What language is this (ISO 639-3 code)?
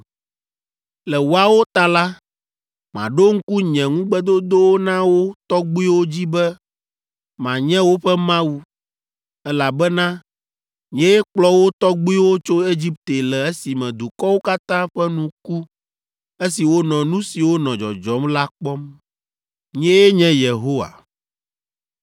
ewe